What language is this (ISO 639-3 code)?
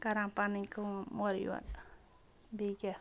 kas